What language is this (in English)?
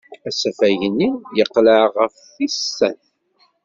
Kabyle